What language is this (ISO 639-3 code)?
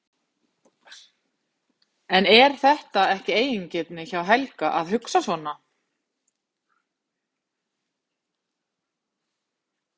isl